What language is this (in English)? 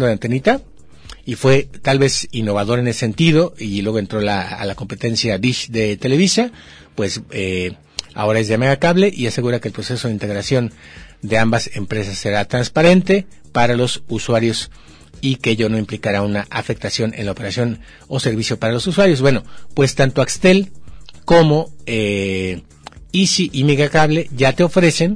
Spanish